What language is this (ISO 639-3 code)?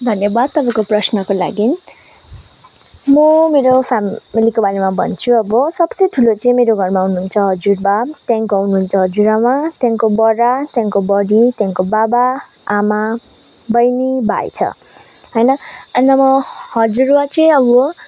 nep